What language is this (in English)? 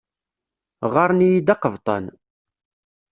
Kabyle